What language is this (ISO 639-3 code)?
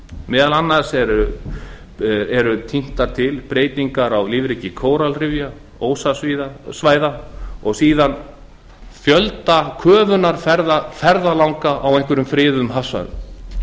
isl